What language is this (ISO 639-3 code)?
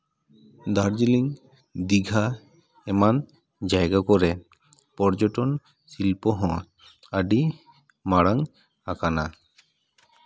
sat